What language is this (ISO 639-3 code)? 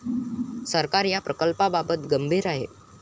mar